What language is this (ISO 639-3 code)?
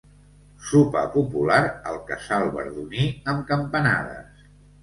cat